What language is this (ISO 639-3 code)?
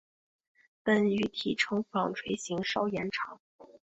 zho